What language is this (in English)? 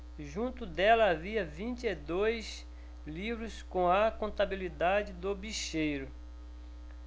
Portuguese